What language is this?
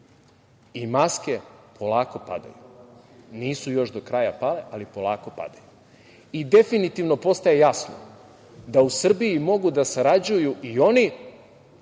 Serbian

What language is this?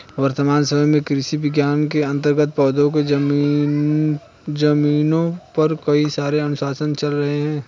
Hindi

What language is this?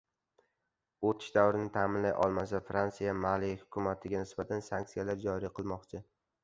Uzbek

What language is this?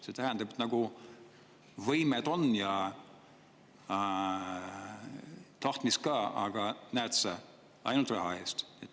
Estonian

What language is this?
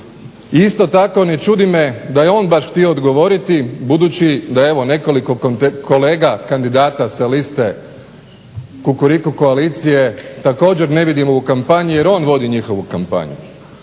Croatian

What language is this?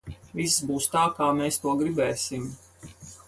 Latvian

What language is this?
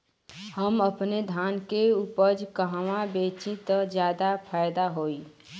Bhojpuri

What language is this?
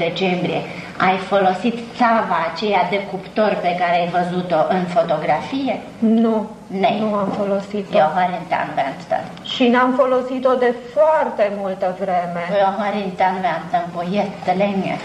Swedish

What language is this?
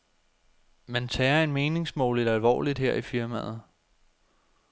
Danish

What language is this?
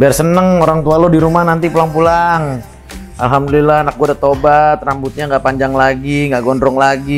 Indonesian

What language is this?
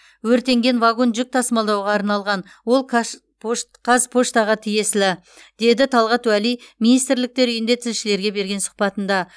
Kazakh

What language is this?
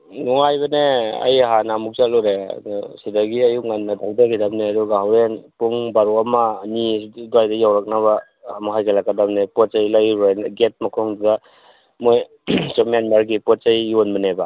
Manipuri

